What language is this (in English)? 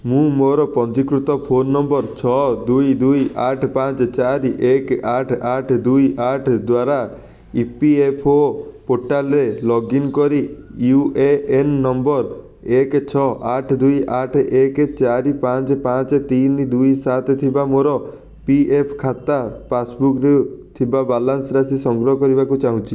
Odia